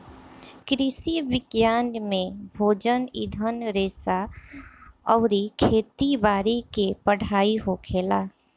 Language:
Bhojpuri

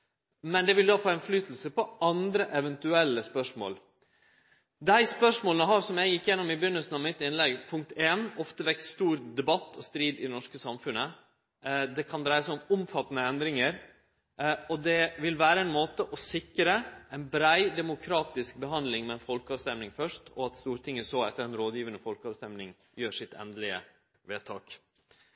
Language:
Norwegian Nynorsk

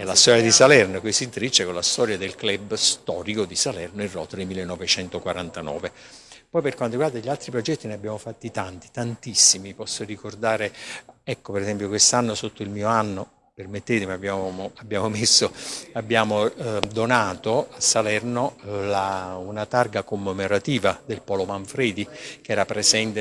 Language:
Italian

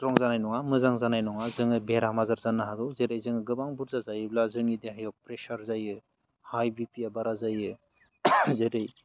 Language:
Bodo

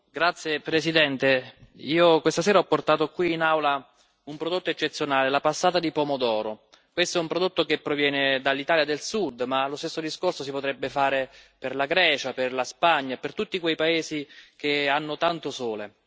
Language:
Italian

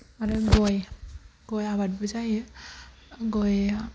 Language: Bodo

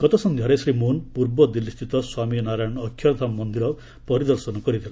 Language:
Odia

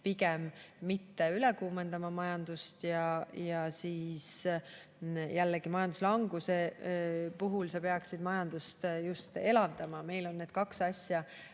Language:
Estonian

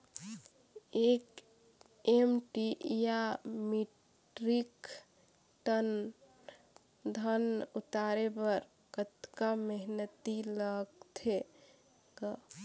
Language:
Chhattisgarhi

